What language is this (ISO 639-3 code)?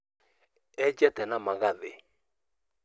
kik